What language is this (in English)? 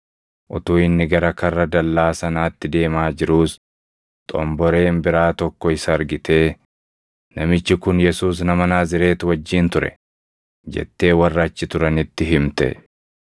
Oromo